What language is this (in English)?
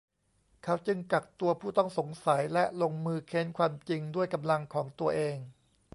Thai